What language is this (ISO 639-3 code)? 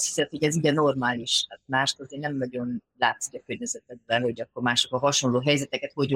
hun